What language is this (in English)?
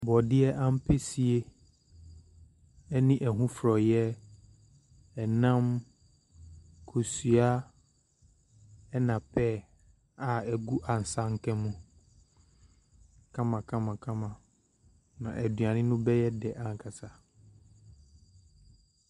Akan